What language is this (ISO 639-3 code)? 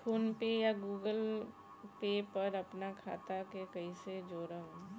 bho